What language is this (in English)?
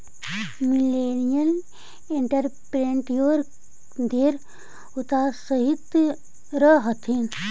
Magahi